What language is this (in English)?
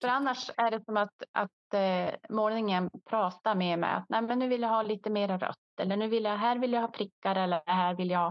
Swedish